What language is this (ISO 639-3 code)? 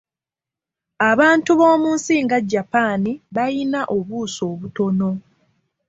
lug